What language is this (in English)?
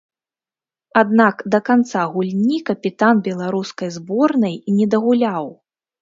Belarusian